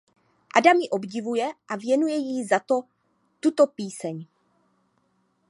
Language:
Czech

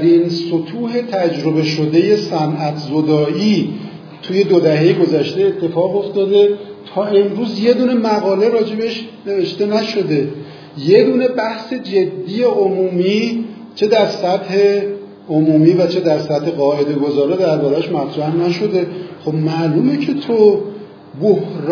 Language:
Persian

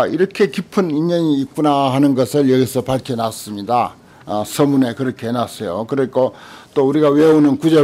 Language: Korean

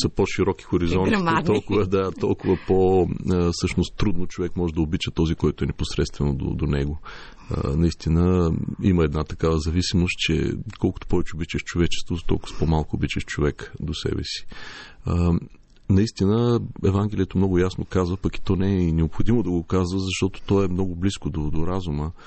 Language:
Bulgarian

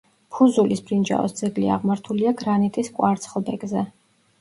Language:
Georgian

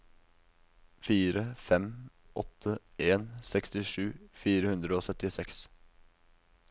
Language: Norwegian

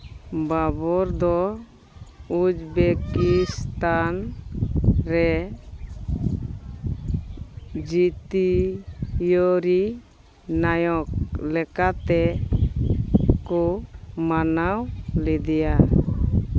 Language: Santali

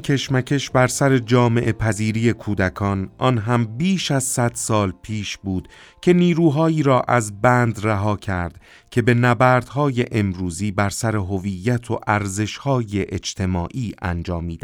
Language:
Persian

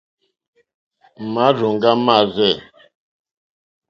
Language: Mokpwe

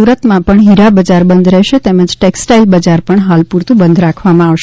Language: Gujarati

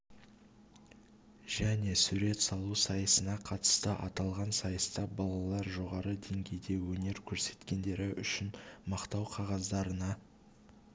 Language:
Kazakh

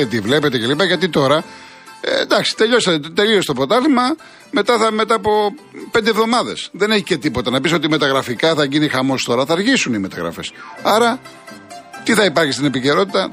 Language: Greek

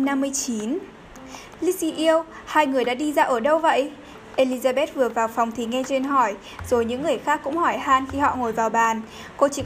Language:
Vietnamese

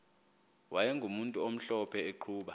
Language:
Xhosa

